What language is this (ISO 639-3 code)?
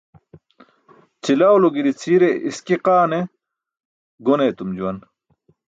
bsk